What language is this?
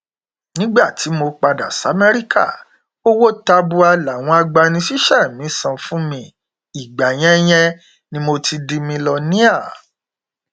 Yoruba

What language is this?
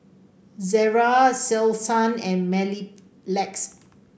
English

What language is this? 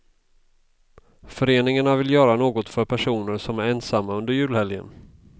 Swedish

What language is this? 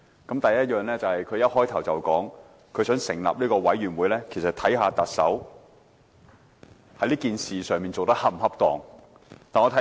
Cantonese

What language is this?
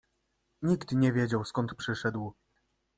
Polish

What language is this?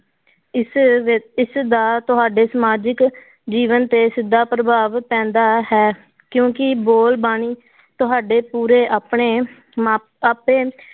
Punjabi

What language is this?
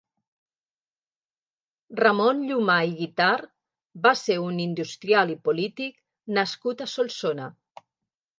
Catalan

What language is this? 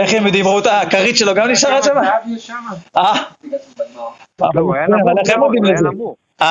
Hebrew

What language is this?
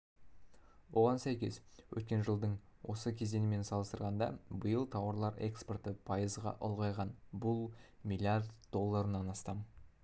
Kazakh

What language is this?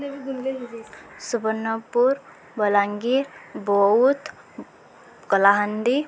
Odia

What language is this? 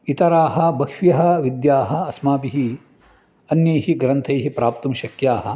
Sanskrit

